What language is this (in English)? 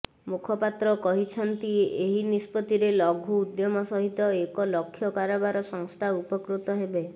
Odia